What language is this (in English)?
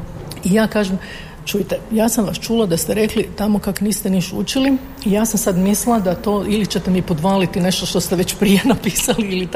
Croatian